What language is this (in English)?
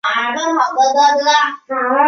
Chinese